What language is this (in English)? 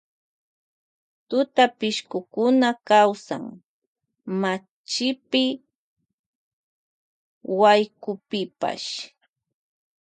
Loja Highland Quichua